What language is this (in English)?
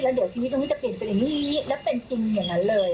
Thai